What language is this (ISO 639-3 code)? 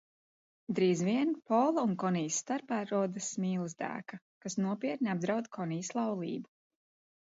lav